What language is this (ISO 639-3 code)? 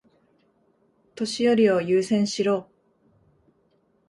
jpn